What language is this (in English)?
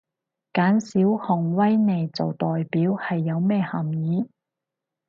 Cantonese